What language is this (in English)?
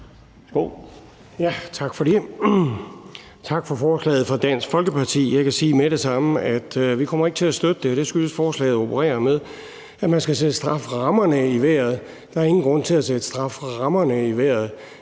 Danish